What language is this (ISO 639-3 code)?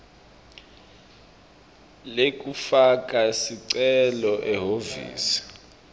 ssw